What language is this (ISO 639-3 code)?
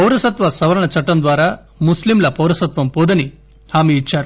tel